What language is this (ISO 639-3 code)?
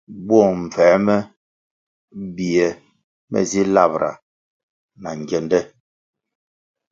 nmg